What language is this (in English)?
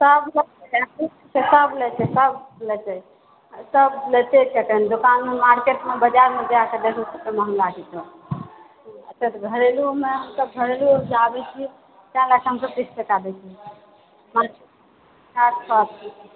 Maithili